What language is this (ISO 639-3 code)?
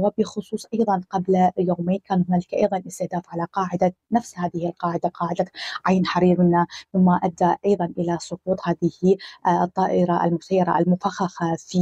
ara